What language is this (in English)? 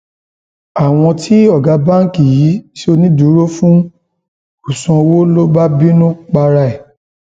Yoruba